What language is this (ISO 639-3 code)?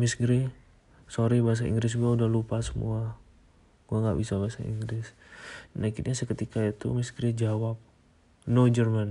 ind